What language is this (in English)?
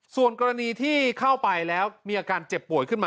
Thai